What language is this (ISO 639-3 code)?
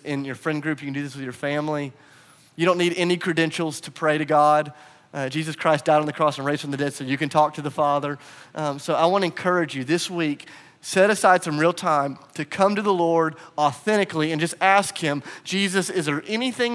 eng